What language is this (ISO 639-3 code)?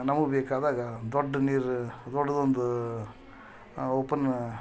kan